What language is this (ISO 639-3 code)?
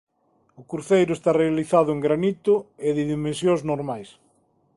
glg